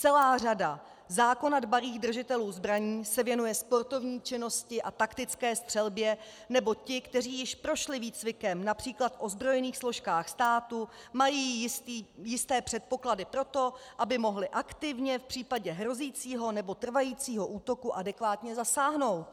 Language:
Czech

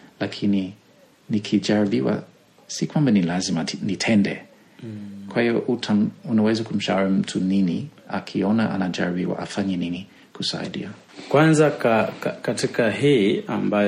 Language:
Swahili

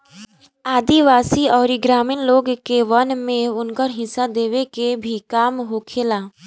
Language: Bhojpuri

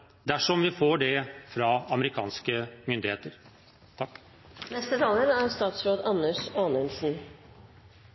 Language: Norwegian Bokmål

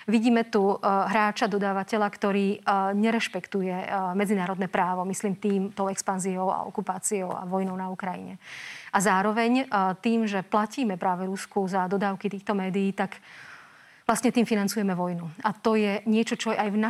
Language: Slovak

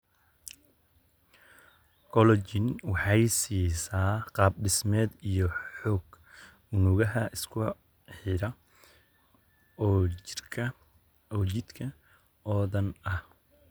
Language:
Somali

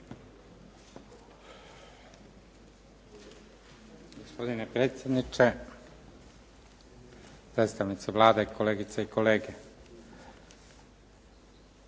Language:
Croatian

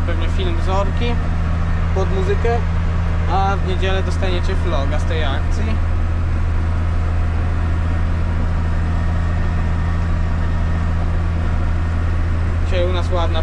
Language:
Polish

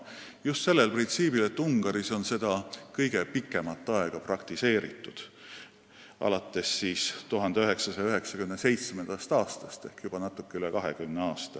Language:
Estonian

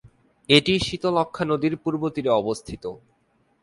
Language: Bangla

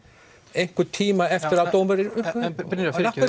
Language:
Icelandic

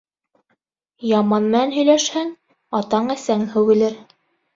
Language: Bashkir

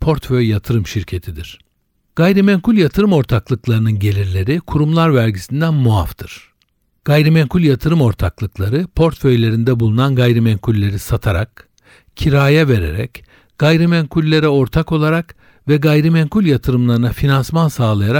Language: Turkish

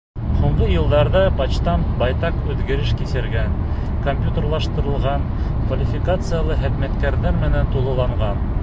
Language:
Bashkir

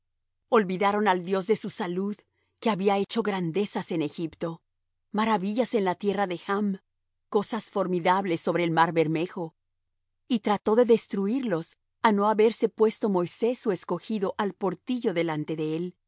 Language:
Spanish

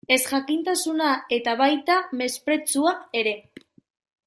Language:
Basque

